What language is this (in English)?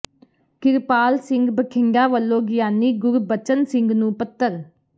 Punjabi